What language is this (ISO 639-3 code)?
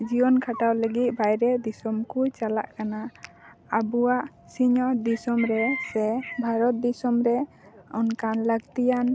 sat